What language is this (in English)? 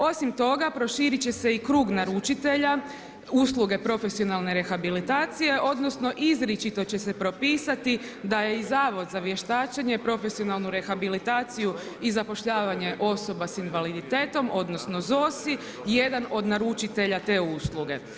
Croatian